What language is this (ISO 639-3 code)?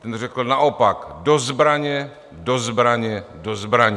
ces